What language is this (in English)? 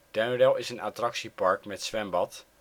Dutch